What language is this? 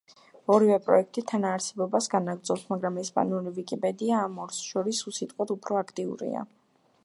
Georgian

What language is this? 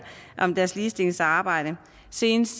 Danish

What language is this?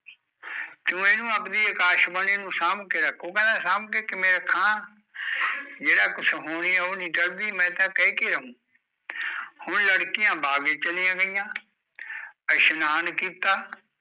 Punjabi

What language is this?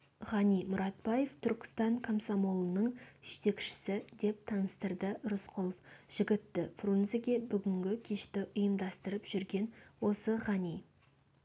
Kazakh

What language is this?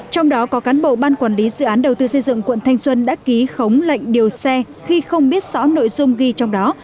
Vietnamese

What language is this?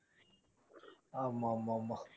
Tamil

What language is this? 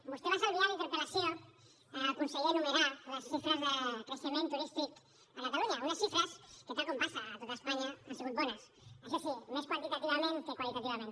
Catalan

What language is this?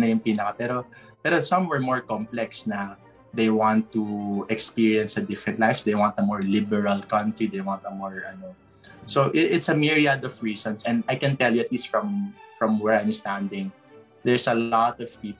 Filipino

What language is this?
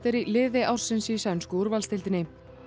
Icelandic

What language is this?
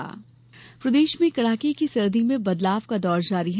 Hindi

